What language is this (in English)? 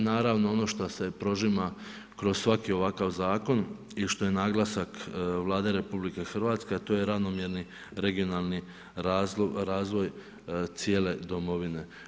Croatian